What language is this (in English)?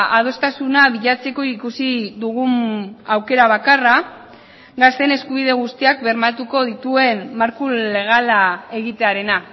Basque